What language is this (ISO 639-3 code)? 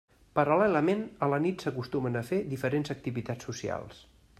cat